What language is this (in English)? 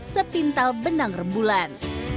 Indonesian